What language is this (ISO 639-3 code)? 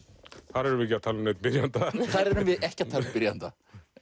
isl